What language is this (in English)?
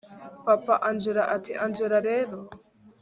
Kinyarwanda